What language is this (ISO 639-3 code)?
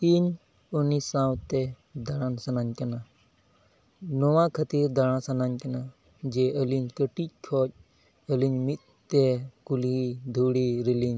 sat